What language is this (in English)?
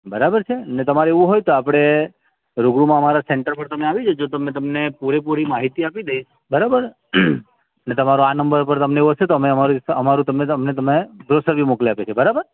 Gujarati